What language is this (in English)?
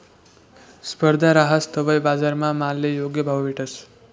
Marathi